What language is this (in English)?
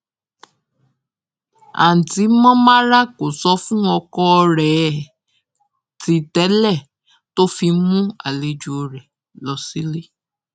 Yoruba